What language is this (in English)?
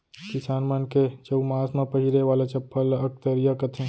Chhattisgarhi